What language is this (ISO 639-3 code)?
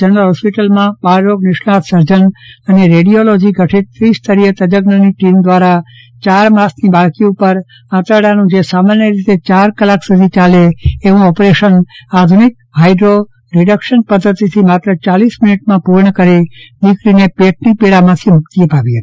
guj